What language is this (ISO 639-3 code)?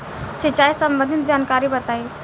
bho